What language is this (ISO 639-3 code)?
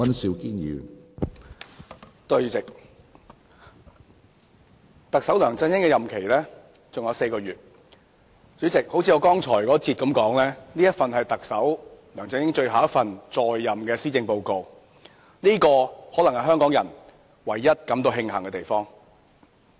yue